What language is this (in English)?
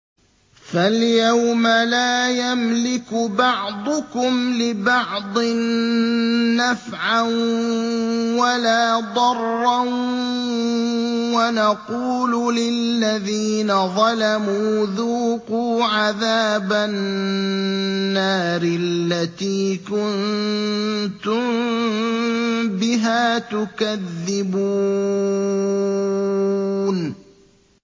Arabic